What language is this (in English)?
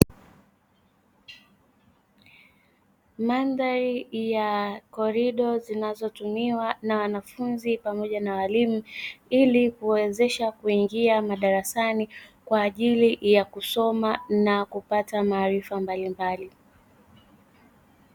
Swahili